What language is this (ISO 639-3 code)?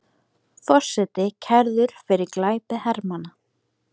isl